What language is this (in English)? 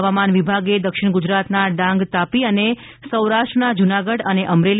Gujarati